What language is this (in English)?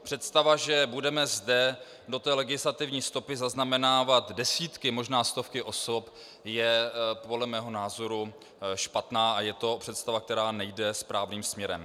Czech